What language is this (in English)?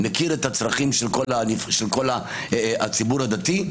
Hebrew